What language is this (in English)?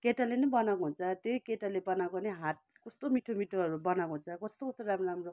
Nepali